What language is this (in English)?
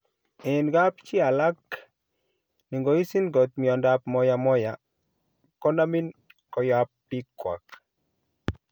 Kalenjin